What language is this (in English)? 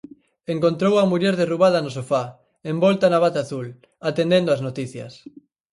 Galician